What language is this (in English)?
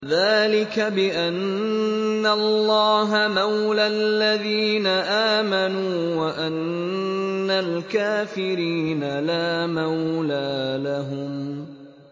Arabic